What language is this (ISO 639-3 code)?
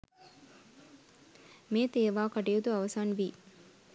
sin